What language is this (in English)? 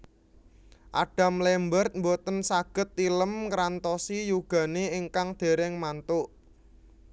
Javanese